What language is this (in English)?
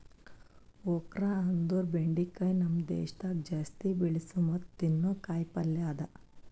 Kannada